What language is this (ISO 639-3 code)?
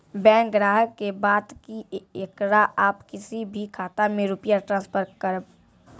mai